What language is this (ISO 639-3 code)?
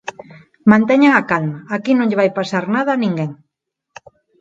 glg